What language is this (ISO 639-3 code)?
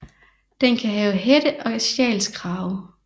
dan